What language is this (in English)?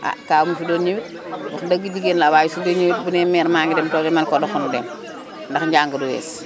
Wolof